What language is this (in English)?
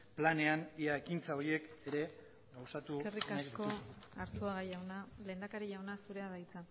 Basque